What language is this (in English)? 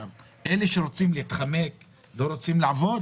Hebrew